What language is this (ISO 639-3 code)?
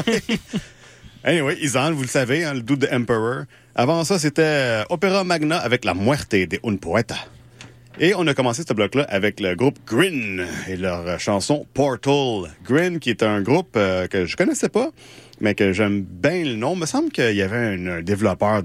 fra